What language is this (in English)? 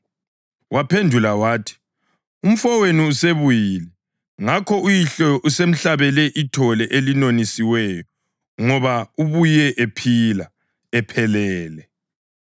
North Ndebele